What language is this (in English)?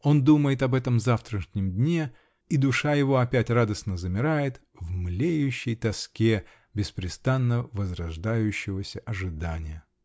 Russian